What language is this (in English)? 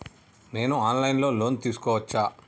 Telugu